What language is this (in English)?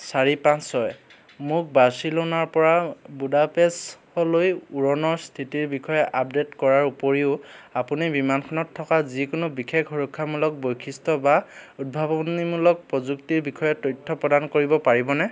Assamese